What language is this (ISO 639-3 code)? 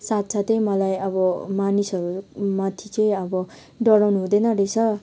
nep